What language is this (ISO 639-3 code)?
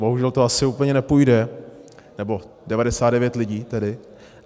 ces